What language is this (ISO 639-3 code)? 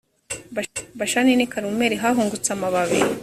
kin